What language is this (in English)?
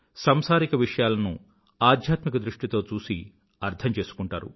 Telugu